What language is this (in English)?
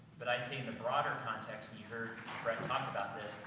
English